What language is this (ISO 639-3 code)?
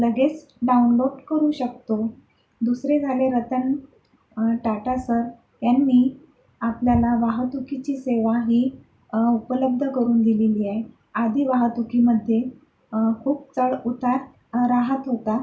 mar